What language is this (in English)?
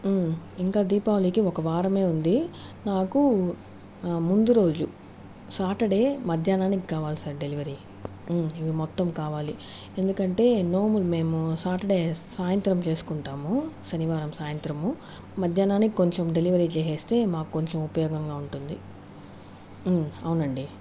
Telugu